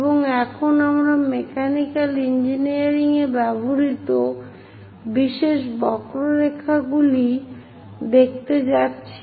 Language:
Bangla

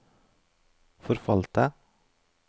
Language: Norwegian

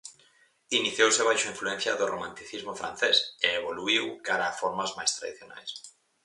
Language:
Galician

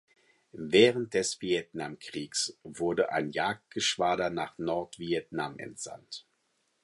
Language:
German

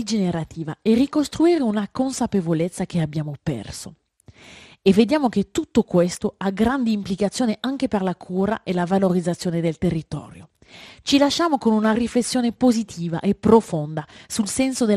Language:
Italian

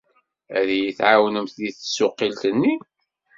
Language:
Kabyle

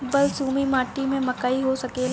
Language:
Bhojpuri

